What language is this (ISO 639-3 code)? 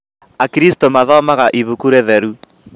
kik